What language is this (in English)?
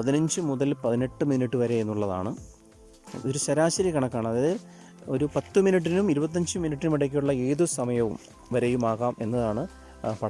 Malayalam